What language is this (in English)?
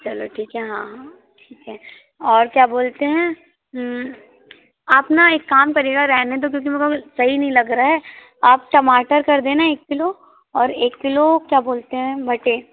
Hindi